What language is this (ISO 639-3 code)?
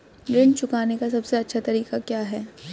hin